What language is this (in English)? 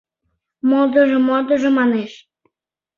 Mari